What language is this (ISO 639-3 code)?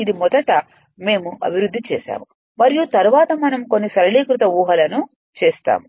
tel